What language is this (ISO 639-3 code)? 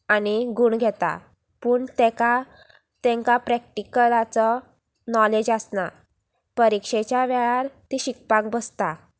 kok